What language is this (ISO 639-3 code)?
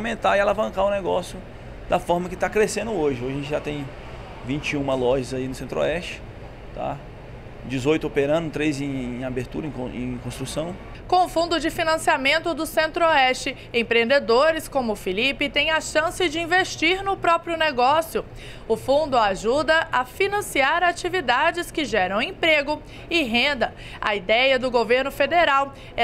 por